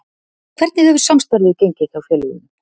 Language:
Icelandic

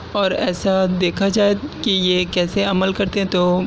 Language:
Urdu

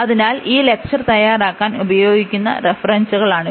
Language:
Malayalam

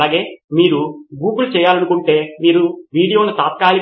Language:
Telugu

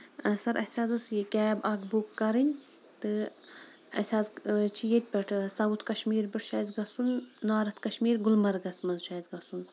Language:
Kashmiri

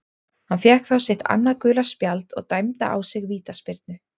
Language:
Icelandic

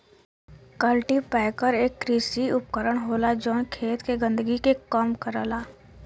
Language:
Bhojpuri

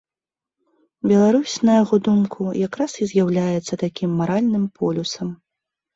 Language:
Belarusian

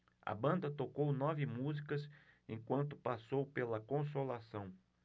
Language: Portuguese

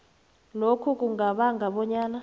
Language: South Ndebele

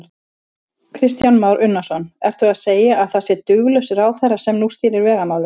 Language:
Icelandic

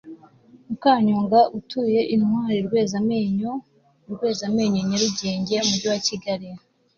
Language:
Kinyarwanda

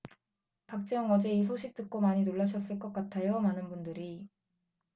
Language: Korean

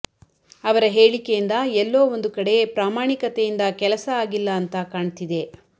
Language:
Kannada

